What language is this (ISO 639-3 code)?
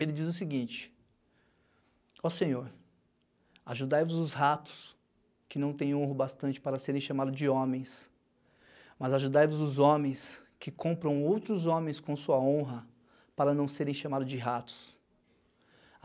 por